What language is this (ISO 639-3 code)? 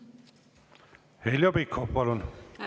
est